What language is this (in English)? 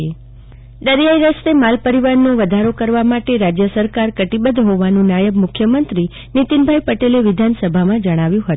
Gujarati